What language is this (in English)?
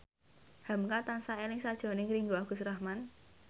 Javanese